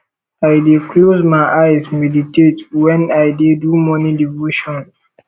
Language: Nigerian Pidgin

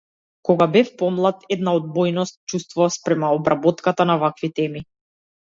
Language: Macedonian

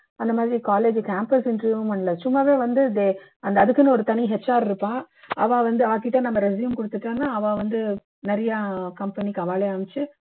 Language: Tamil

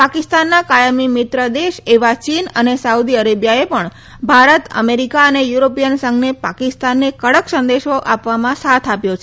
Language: Gujarati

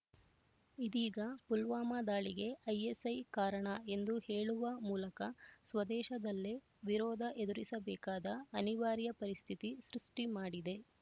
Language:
Kannada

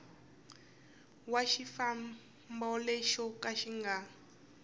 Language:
Tsonga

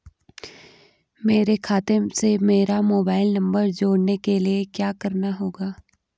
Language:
Hindi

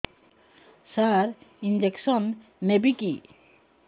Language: Odia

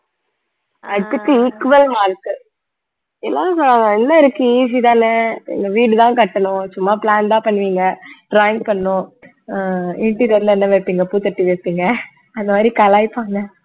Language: Tamil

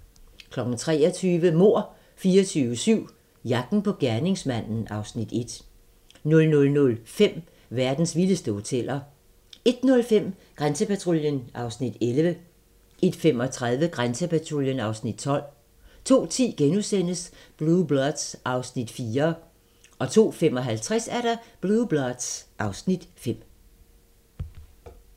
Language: Danish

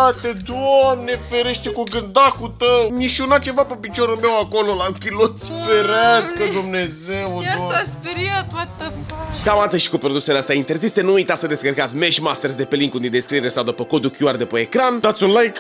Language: Romanian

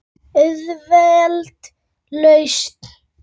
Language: Icelandic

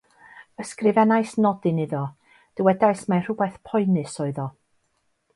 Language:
Welsh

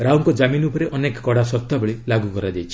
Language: Odia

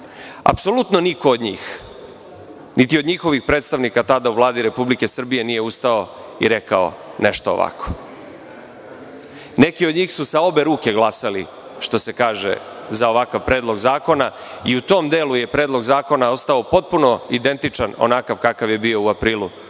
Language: Serbian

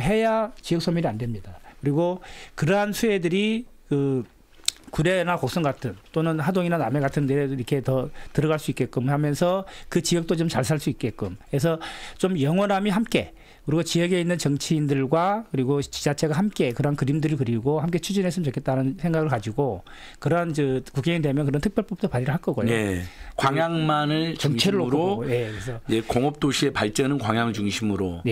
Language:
Korean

